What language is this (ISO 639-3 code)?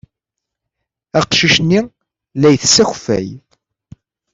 kab